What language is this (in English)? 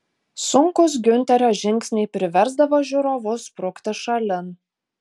Lithuanian